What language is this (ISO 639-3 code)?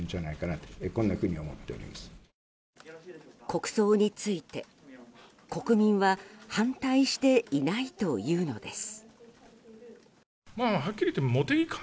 jpn